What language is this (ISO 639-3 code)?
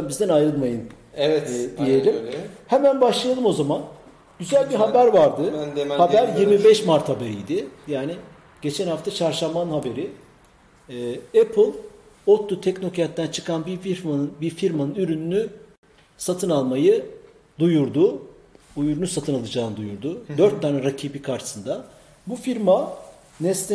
tur